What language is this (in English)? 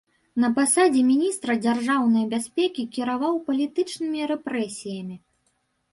Belarusian